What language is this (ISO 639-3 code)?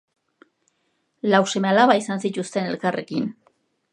eus